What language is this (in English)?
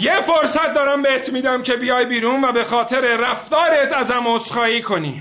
Persian